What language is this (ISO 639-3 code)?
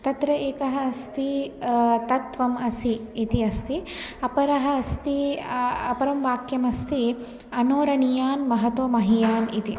san